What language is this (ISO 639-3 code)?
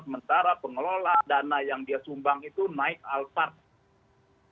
ind